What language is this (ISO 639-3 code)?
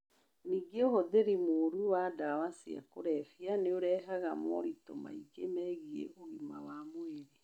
kik